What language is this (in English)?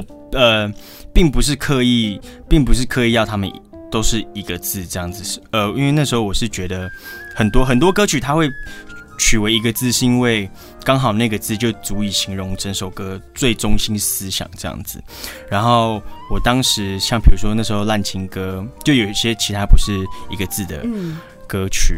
Chinese